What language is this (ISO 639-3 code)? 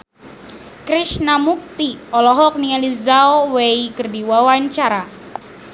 sun